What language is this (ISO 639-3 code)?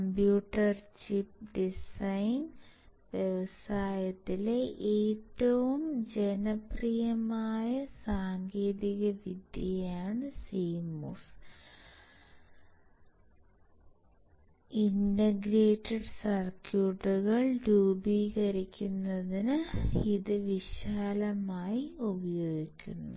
mal